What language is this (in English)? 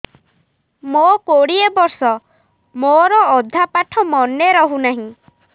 Odia